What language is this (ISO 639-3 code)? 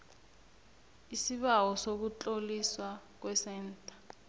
nbl